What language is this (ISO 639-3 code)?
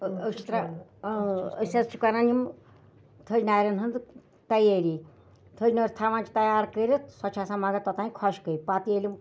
kas